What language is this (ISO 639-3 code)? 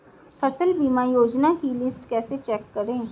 hin